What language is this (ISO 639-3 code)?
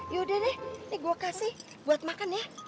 ind